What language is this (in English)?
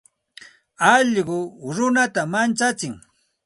Santa Ana de Tusi Pasco Quechua